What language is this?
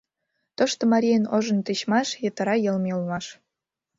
Mari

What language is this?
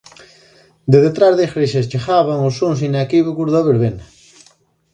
Galician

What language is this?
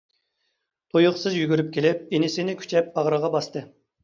Uyghur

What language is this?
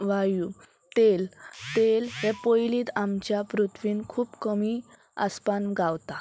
Konkani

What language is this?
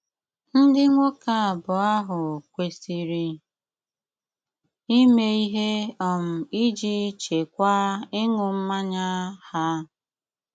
Igbo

